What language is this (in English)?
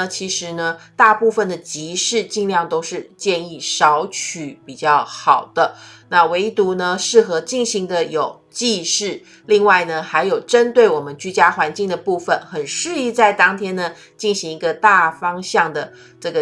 Chinese